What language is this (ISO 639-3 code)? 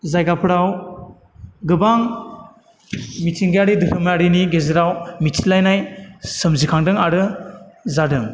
brx